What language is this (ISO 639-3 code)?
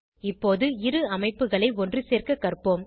tam